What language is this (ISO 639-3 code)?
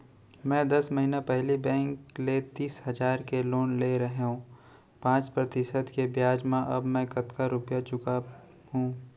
hne